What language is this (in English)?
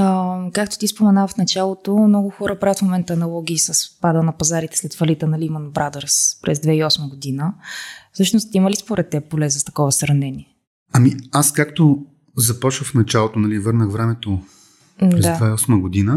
Bulgarian